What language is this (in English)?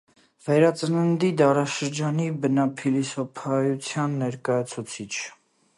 Armenian